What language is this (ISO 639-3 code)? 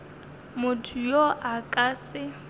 nso